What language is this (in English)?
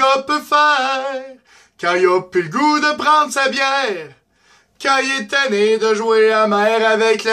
French